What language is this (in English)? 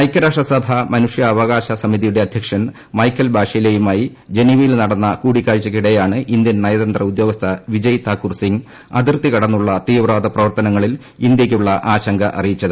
Malayalam